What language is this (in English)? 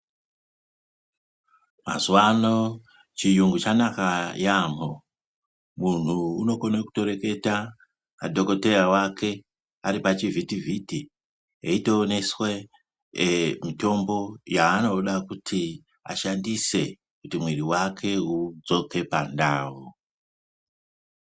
Ndau